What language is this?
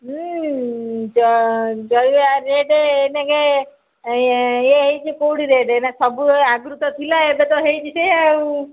Odia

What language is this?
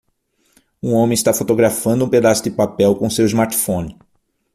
Portuguese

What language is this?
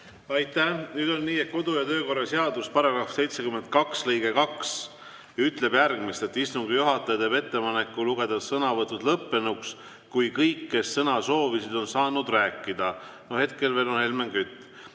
Estonian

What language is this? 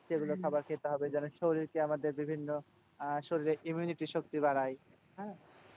Bangla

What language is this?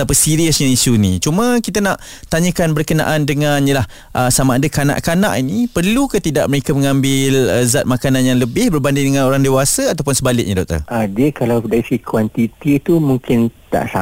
Malay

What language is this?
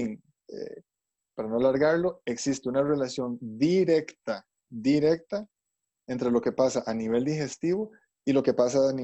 Spanish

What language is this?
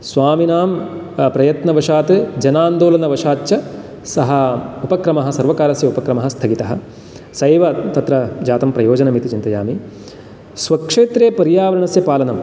Sanskrit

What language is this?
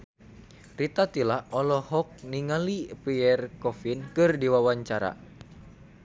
Sundanese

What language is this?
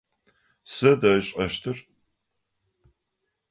Adyghe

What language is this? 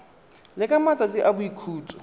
Tswana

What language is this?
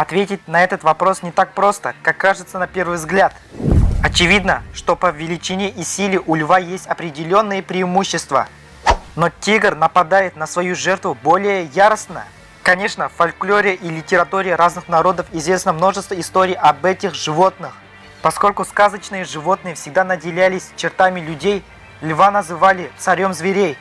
Russian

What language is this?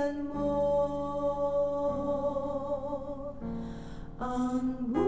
Filipino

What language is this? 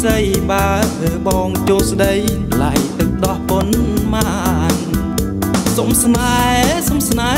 Thai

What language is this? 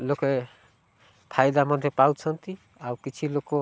Odia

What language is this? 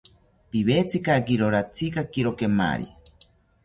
South Ucayali Ashéninka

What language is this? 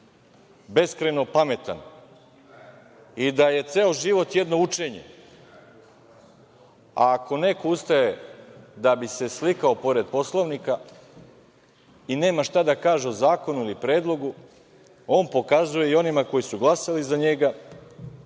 Serbian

